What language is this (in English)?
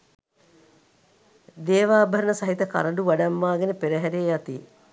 Sinhala